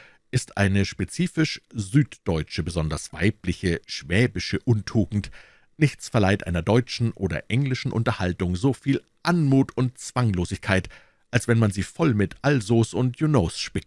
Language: German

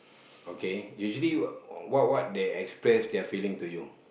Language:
English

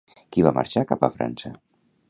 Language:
Catalan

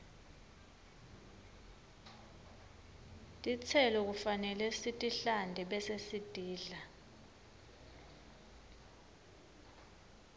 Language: Swati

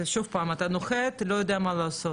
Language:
Hebrew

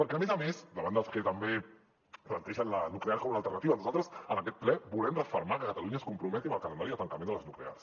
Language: Catalan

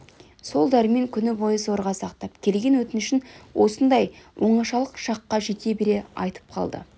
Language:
Kazakh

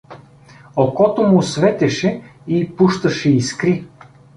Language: Bulgarian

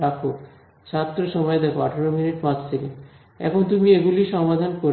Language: Bangla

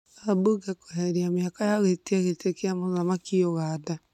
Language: Kikuyu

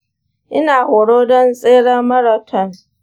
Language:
Hausa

